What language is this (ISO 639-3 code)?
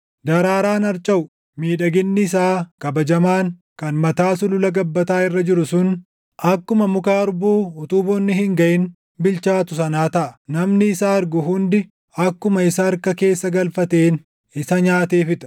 orm